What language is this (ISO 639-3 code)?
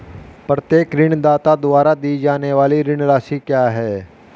hin